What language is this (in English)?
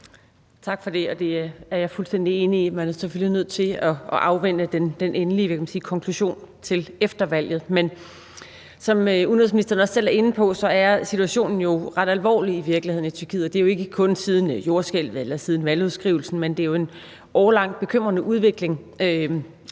Danish